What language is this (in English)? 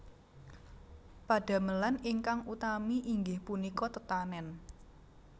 Javanese